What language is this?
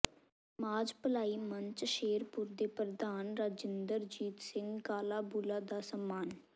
Punjabi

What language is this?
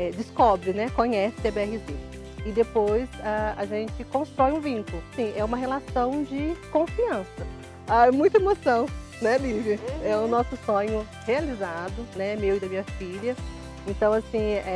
Portuguese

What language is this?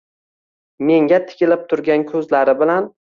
Uzbek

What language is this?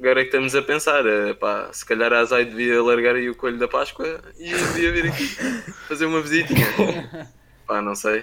Portuguese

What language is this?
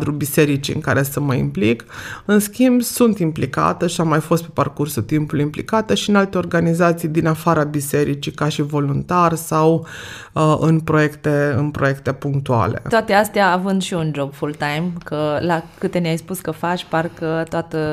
Romanian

